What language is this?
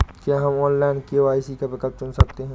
Hindi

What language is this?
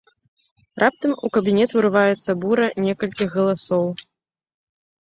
Belarusian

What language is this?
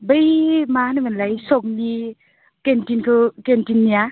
Bodo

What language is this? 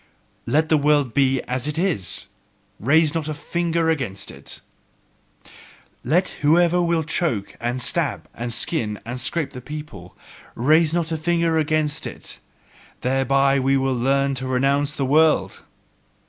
English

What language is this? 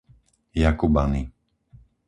Slovak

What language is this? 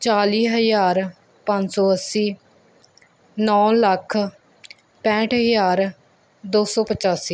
Punjabi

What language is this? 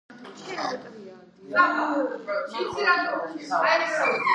Georgian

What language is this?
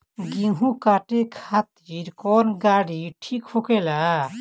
Bhojpuri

